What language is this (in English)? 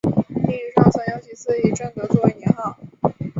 Chinese